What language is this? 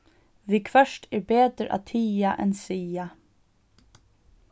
Faroese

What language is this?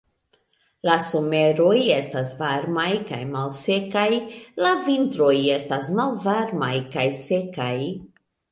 Esperanto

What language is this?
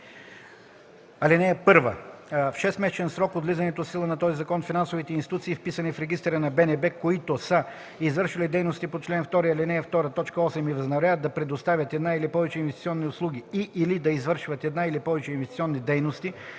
Bulgarian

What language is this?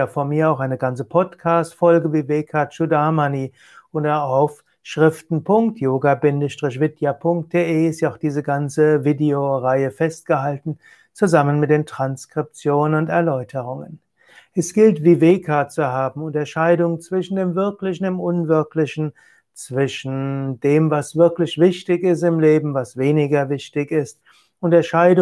German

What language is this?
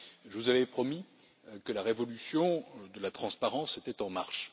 French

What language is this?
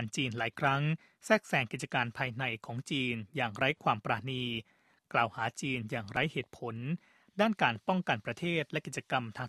Thai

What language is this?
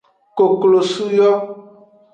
Aja (Benin)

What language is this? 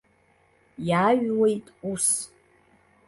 Abkhazian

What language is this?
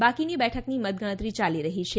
Gujarati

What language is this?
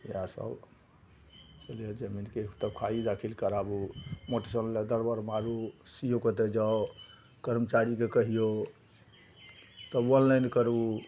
Maithili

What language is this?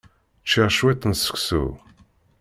Kabyle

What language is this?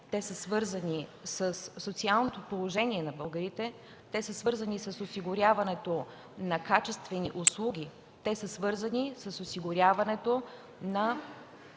Bulgarian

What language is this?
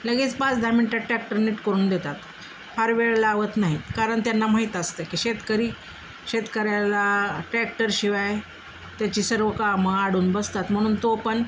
Marathi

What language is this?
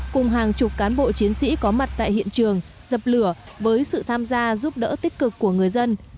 Vietnamese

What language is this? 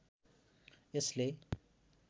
Nepali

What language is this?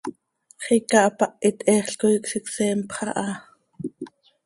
Seri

